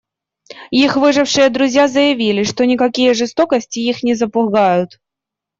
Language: Russian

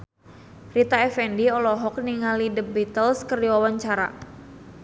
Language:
Sundanese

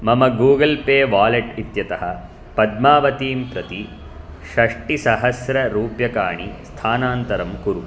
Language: Sanskrit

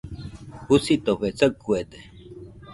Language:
Nüpode Huitoto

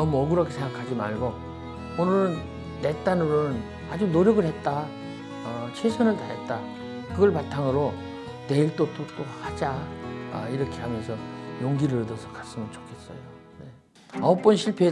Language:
Korean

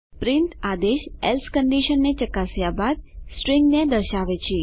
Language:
Gujarati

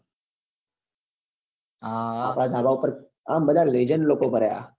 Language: Gujarati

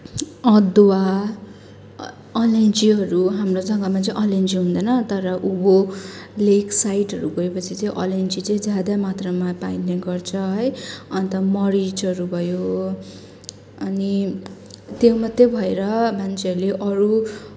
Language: Nepali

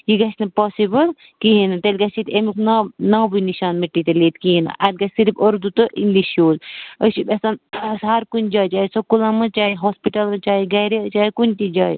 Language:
Kashmiri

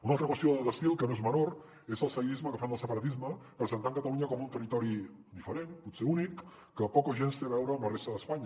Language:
Catalan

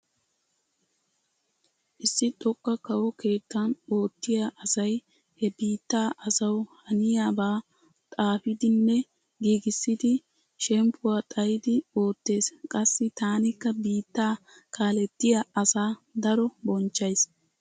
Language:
Wolaytta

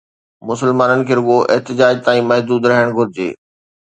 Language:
Sindhi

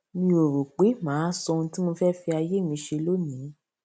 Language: Yoruba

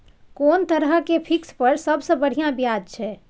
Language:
Maithili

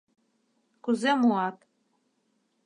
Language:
Mari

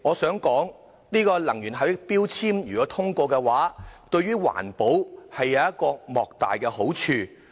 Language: Cantonese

